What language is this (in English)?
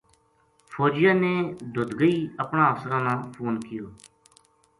Gujari